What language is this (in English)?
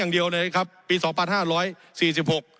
Thai